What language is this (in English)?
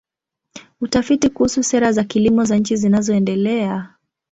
Swahili